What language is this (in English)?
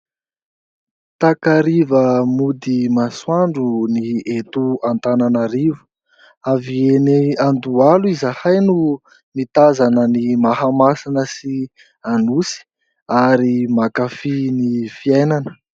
Malagasy